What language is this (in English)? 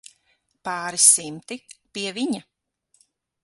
Latvian